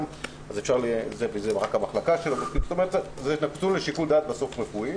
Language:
Hebrew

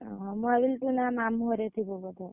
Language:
Odia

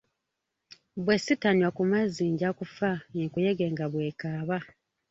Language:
Ganda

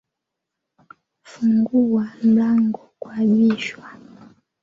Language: Swahili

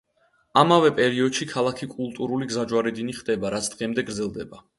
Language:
Georgian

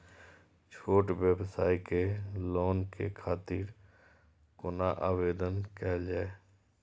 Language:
Maithili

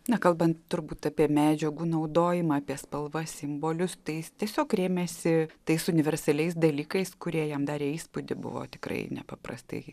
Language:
Lithuanian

